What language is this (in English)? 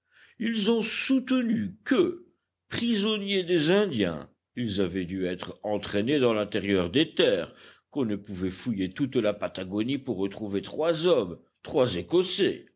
French